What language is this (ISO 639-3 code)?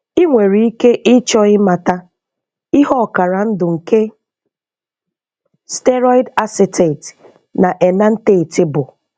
ibo